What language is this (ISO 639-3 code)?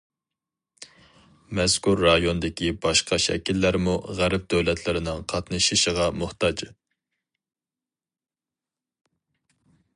uig